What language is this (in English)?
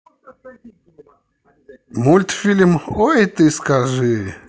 Russian